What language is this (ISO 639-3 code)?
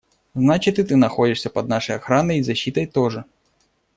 rus